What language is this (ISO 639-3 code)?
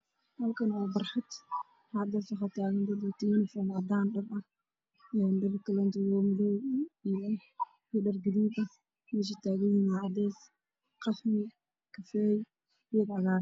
som